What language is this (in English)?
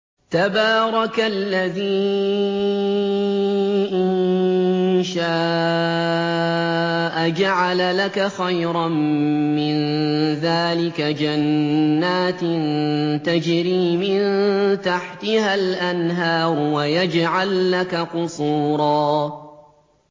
Arabic